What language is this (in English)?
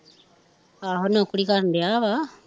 Punjabi